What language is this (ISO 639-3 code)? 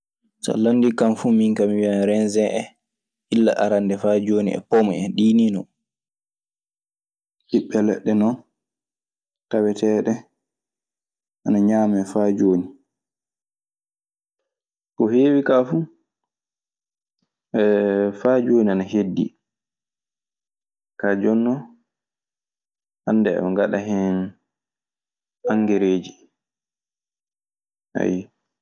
ffm